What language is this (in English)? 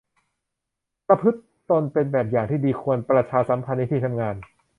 Thai